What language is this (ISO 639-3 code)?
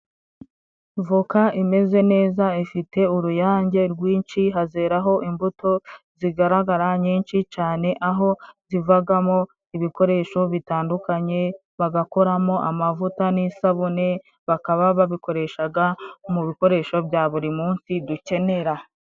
kin